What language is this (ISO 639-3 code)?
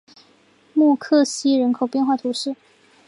zho